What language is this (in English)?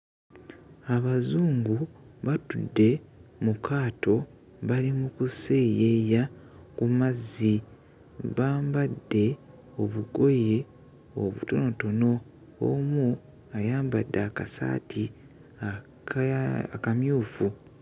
Ganda